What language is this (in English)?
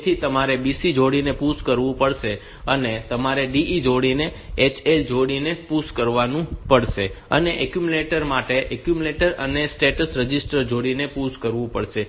Gujarati